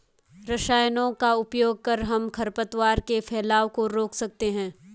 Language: Hindi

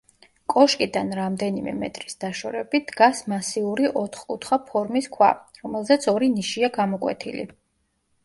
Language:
Georgian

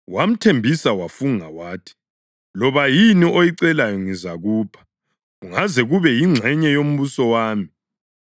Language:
North Ndebele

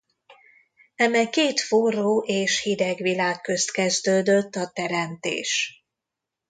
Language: Hungarian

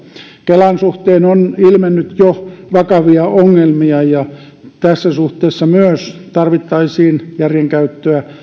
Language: Finnish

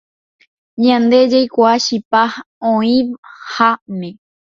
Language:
Guarani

